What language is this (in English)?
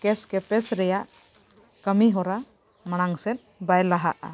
Santali